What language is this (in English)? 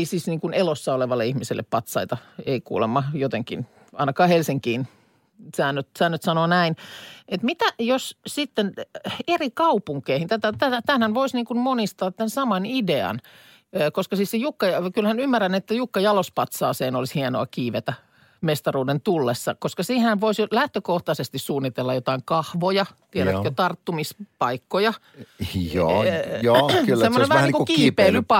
Finnish